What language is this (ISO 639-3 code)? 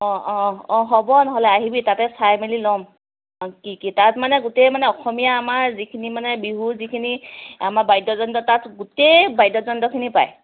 asm